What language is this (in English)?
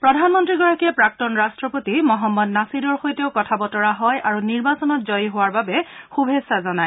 Assamese